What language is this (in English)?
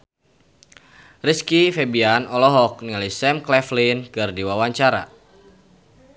Sundanese